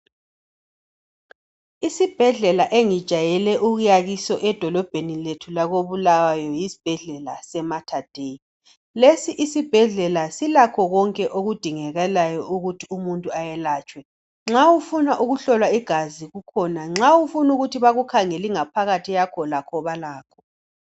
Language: North Ndebele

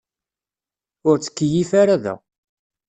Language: Kabyle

